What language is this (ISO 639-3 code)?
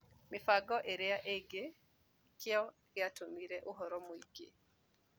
kik